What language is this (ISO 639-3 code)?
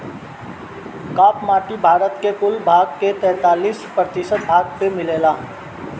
bho